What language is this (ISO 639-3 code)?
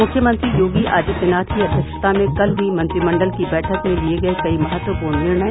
hin